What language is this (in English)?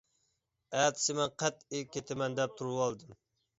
Uyghur